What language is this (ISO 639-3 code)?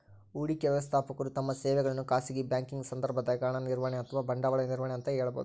kan